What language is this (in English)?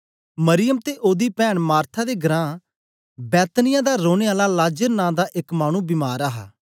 Dogri